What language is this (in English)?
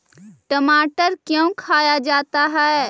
Magahi